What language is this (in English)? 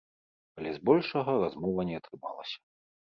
Belarusian